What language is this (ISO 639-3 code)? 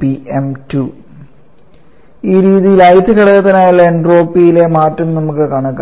mal